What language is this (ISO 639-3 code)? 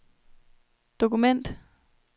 dan